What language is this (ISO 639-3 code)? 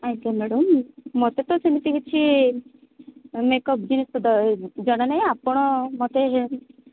ori